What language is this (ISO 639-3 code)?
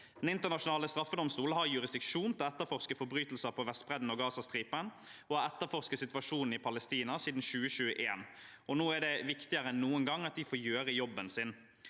nor